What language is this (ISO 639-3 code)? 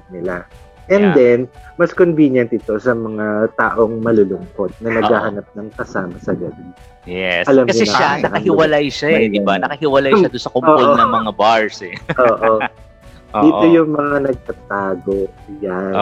fil